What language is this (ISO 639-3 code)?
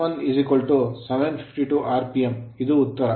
kan